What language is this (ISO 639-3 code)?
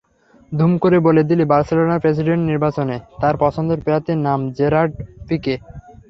ben